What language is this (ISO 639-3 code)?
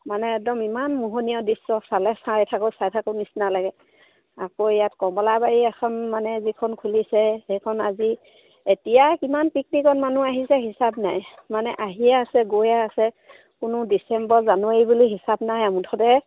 asm